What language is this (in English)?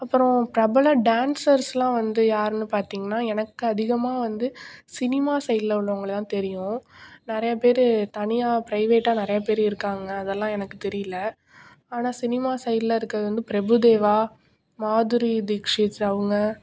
Tamil